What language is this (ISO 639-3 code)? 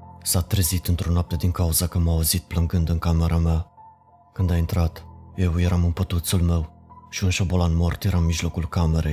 ron